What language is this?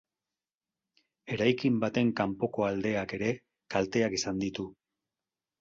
Basque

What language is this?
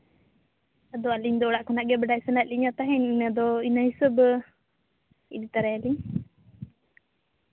Santali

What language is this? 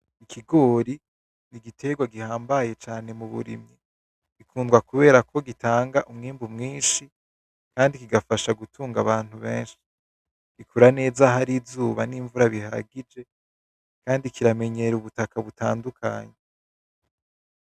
Rundi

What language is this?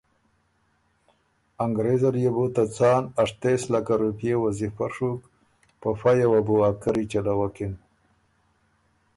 Ormuri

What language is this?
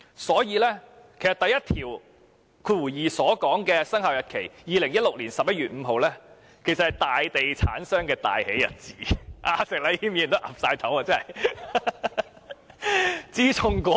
Cantonese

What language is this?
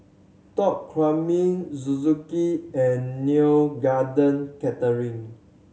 English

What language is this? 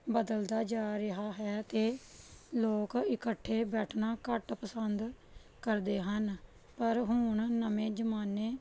Punjabi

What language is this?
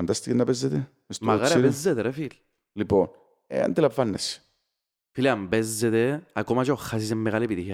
Greek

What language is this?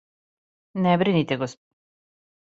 Serbian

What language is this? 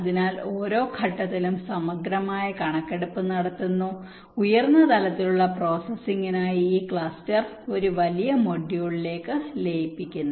Malayalam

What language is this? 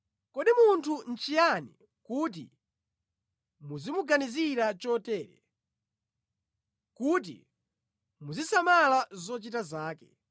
Nyanja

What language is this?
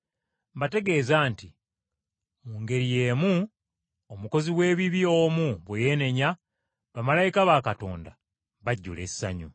Ganda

